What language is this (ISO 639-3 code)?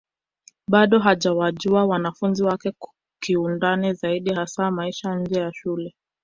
swa